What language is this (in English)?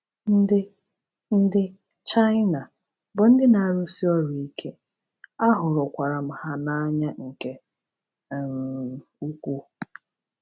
Igbo